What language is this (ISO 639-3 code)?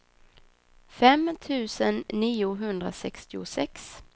swe